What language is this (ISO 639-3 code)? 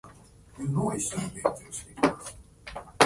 jpn